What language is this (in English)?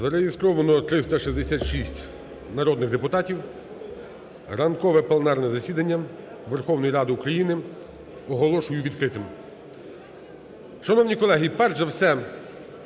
Ukrainian